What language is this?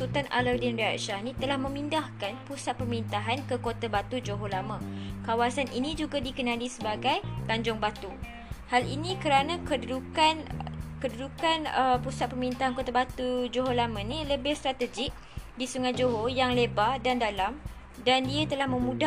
Malay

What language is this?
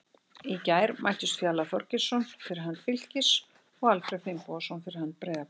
Icelandic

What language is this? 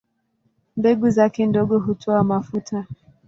Swahili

